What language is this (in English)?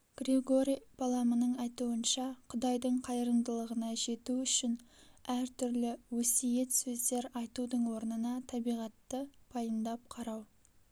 Kazakh